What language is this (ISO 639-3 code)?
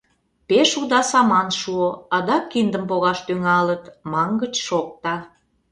chm